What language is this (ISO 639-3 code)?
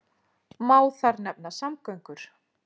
isl